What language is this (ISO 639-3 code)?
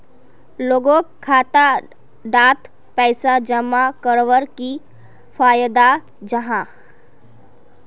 mag